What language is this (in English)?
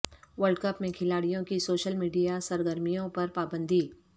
Urdu